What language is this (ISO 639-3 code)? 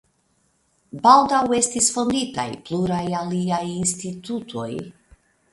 epo